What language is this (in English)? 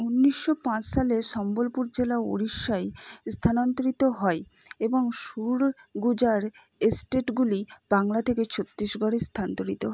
Bangla